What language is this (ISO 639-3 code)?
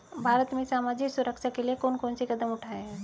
hin